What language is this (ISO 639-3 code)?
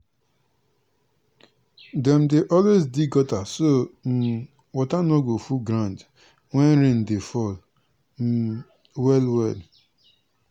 pcm